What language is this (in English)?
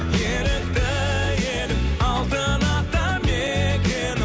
Kazakh